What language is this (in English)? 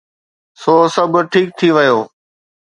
Sindhi